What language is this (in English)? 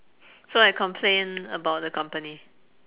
English